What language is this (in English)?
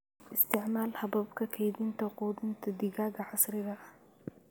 Somali